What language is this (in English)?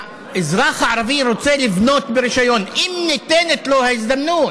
Hebrew